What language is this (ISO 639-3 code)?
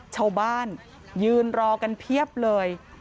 tha